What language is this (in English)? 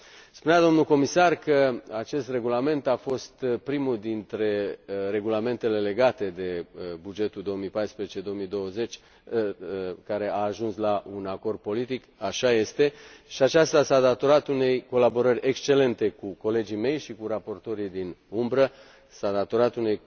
Romanian